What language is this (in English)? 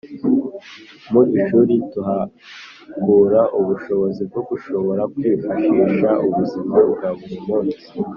Kinyarwanda